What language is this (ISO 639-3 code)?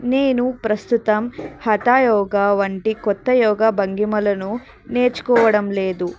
tel